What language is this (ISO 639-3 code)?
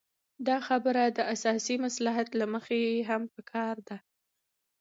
pus